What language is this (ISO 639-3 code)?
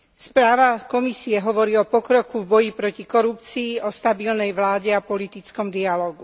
slk